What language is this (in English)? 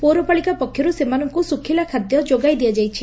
Odia